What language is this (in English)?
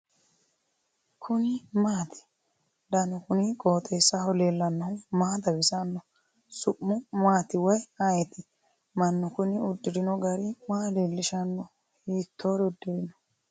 Sidamo